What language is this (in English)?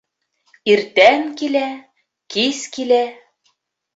Bashkir